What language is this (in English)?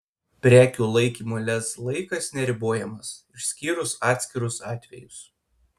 Lithuanian